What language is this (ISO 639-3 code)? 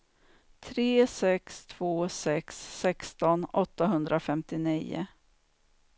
swe